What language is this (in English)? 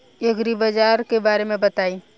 Bhojpuri